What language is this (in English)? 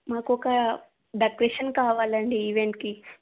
Telugu